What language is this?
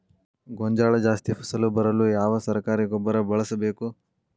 Kannada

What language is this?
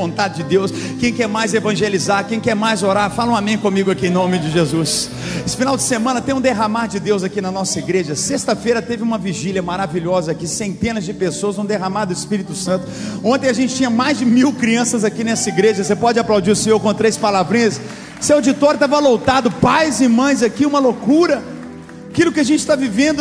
Portuguese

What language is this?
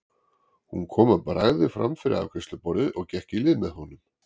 Icelandic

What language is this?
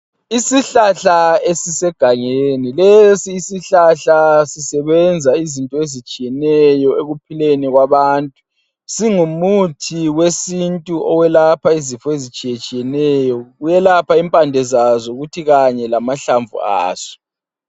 North Ndebele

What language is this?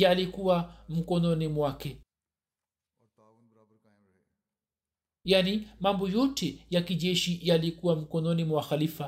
Swahili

